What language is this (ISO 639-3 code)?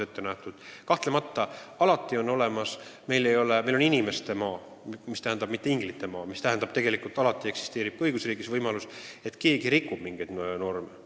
est